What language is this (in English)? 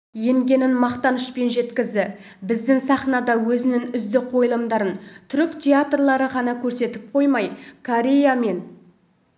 Kazakh